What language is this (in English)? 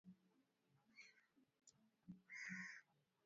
Swahili